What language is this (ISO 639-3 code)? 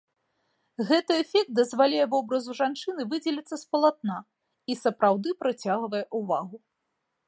bel